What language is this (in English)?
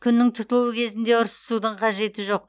Kazakh